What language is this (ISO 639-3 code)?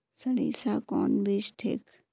mag